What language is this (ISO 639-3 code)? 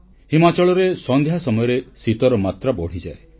ori